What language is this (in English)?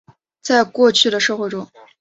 Chinese